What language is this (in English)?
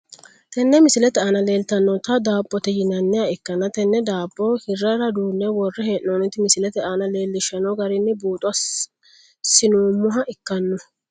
Sidamo